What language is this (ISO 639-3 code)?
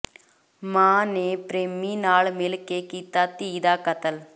pan